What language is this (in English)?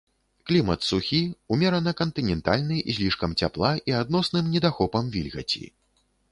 Belarusian